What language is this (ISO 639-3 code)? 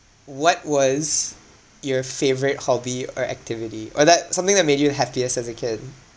eng